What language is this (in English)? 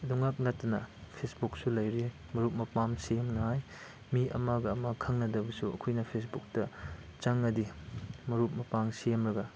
Manipuri